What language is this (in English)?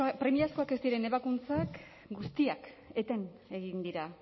Basque